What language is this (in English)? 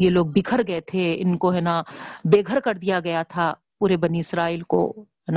Urdu